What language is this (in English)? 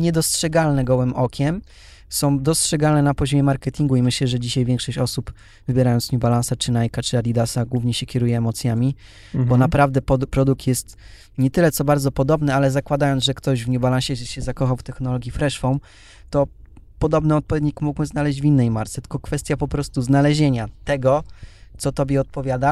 Polish